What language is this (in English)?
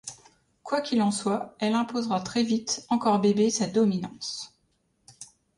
French